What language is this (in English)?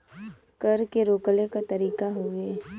Bhojpuri